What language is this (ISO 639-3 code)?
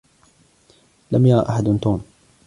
ara